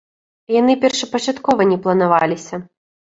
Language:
Belarusian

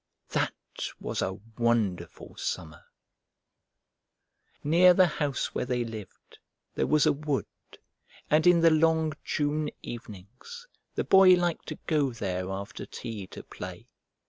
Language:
English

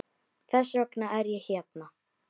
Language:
Icelandic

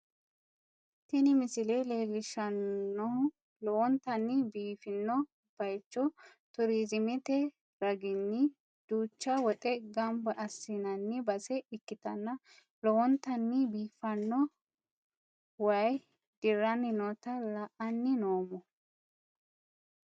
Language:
Sidamo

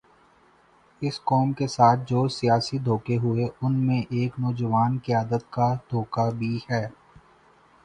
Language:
Urdu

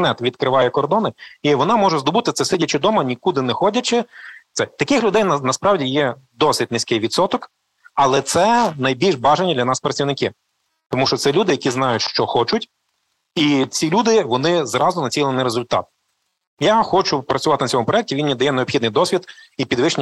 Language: Ukrainian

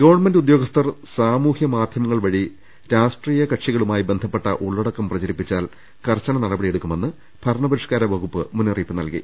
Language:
Malayalam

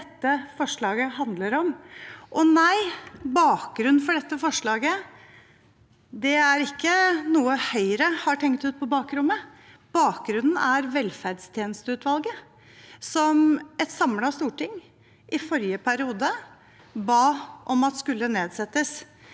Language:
Norwegian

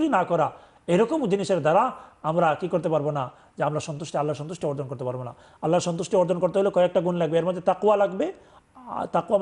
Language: Arabic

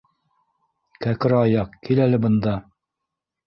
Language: Bashkir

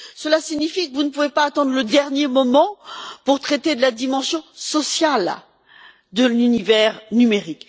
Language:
French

